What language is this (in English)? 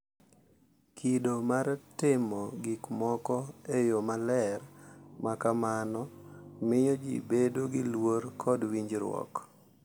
Luo (Kenya and Tanzania)